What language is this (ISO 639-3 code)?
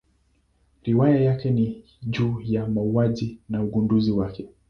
swa